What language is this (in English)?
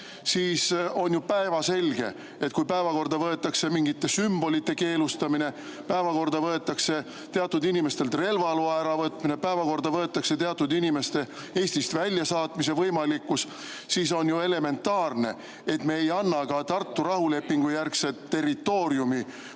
Estonian